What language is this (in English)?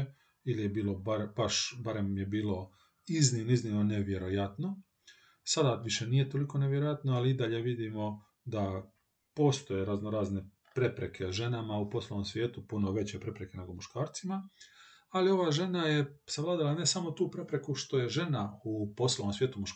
Croatian